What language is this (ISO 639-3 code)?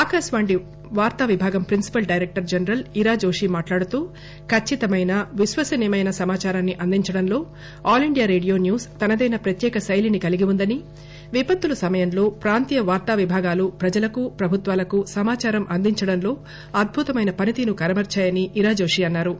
tel